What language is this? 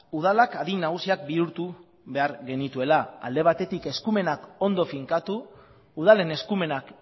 Basque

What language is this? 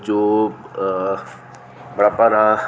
Dogri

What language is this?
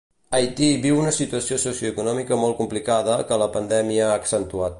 Catalan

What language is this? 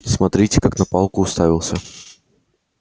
Russian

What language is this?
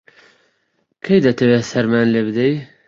Central Kurdish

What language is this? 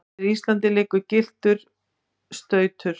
Icelandic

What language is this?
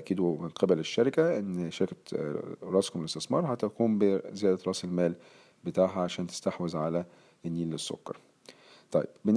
Arabic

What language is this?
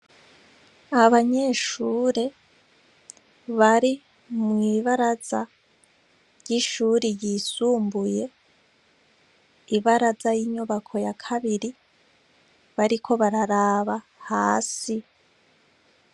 Rundi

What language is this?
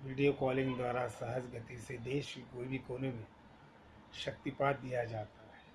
Hindi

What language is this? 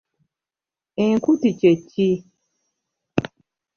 Ganda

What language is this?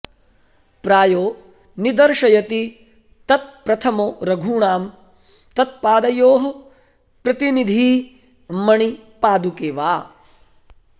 Sanskrit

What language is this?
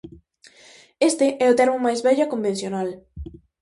Galician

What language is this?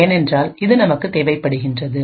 Tamil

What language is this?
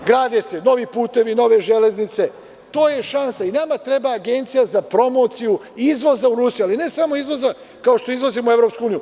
Serbian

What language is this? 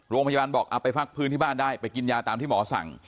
Thai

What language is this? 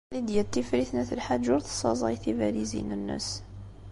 Kabyle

